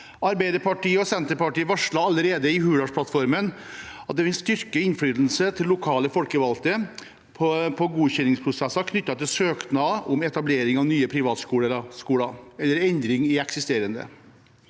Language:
Norwegian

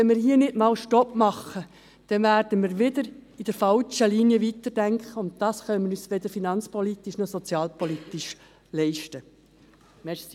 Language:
Swiss German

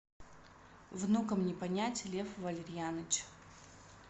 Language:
Russian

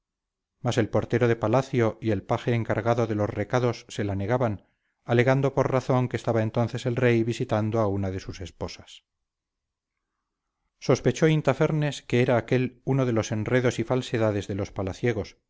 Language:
Spanish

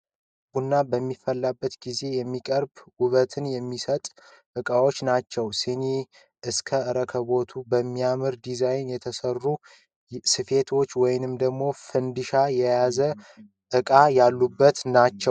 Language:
Amharic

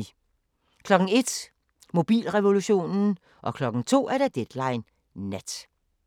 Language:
Danish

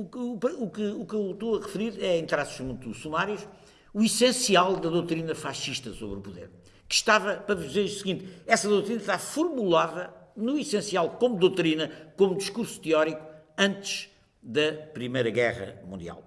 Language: Portuguese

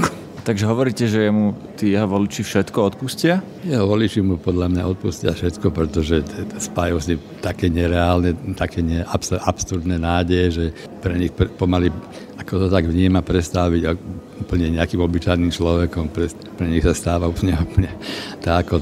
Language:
Slovak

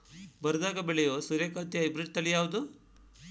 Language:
Kannada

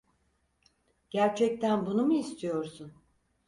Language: Turkish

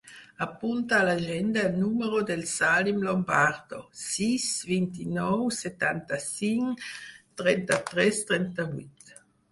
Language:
Catalan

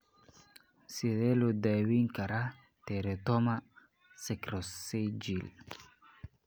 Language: Somali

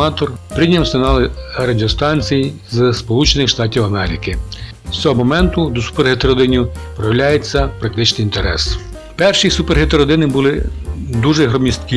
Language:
Ukrainian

